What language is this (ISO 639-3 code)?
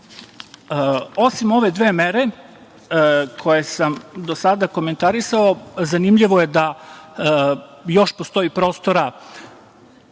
srp